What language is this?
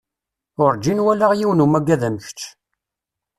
Kabyle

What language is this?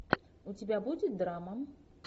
Russian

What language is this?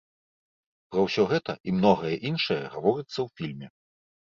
Belarusian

